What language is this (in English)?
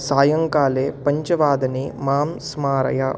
Sanskrit